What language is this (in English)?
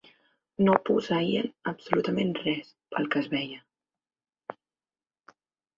Catalan